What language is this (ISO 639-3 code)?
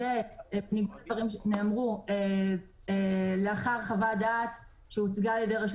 heb